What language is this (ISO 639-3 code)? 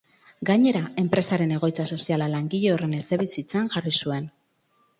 eus